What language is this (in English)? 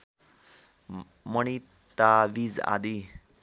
Nepali